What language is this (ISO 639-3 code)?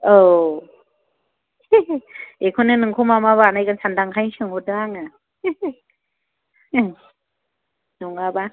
brx